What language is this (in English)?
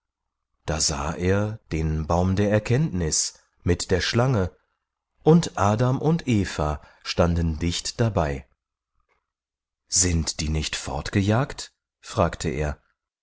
German